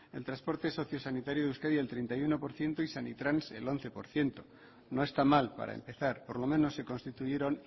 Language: Spanish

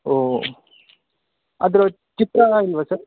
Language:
Kannada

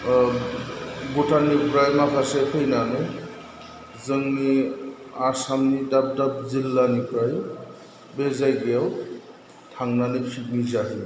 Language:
Bodo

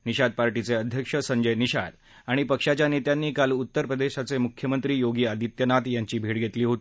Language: Marathi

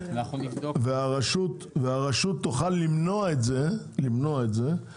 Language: Hebrew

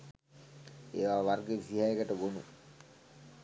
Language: Sinhala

